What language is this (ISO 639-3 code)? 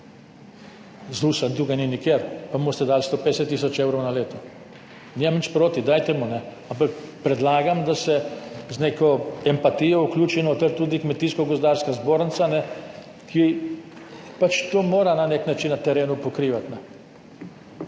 slv